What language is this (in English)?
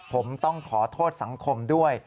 Thai